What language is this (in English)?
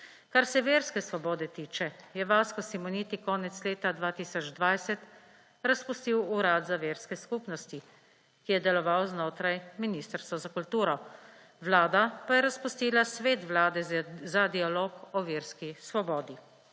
Slovenian